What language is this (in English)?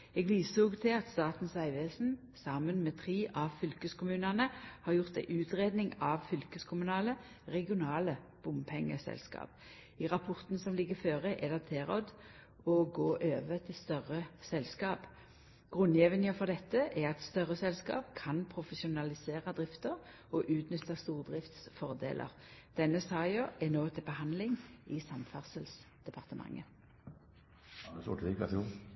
Norwegian Nynorsk